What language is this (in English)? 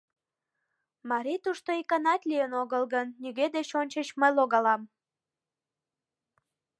Mari